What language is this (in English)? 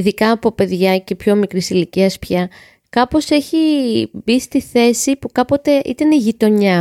Greek